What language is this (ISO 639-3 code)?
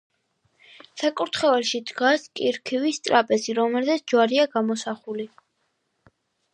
kat